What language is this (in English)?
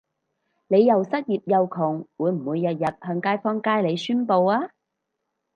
Cantonese